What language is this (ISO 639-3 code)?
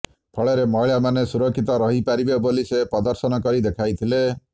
ori